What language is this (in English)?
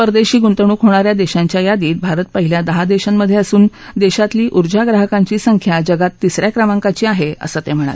Marathi